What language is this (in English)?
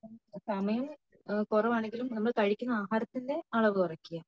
Malayalam